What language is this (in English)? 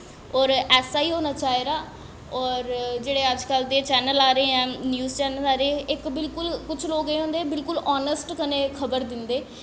Dogri